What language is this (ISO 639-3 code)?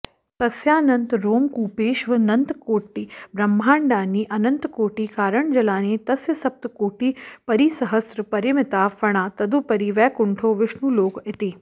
san